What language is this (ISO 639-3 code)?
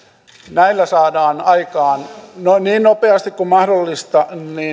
fin